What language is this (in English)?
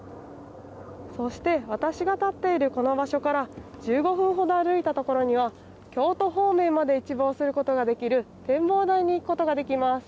Japanese